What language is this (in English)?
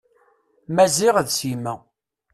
Kabyle